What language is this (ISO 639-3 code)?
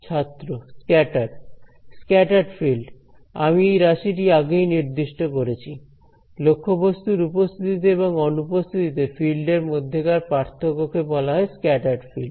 ben